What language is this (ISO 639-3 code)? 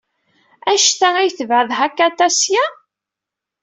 kab